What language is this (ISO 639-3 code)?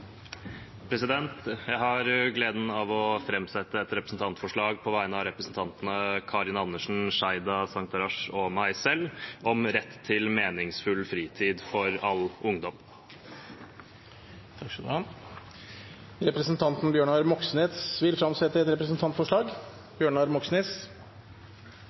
nor